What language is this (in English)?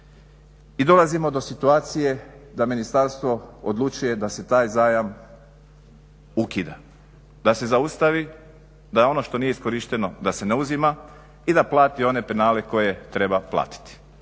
Croatian